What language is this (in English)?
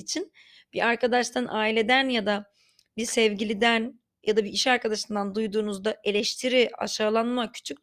Turkish